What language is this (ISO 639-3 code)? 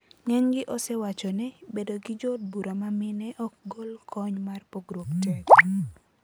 luo